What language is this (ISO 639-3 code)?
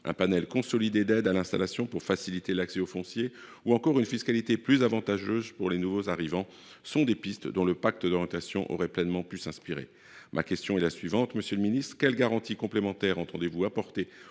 fra